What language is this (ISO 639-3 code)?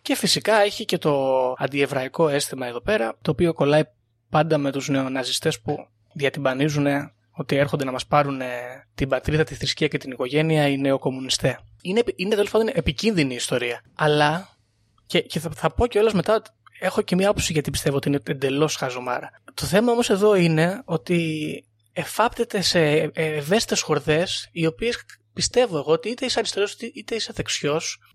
ell